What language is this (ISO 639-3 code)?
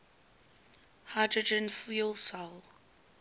eng